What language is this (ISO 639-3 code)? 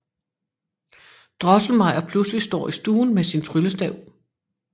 dan